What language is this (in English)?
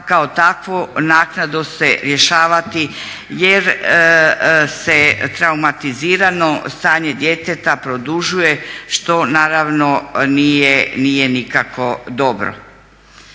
Croatian